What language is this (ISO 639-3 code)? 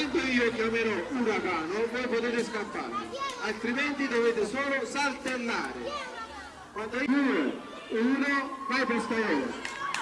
ita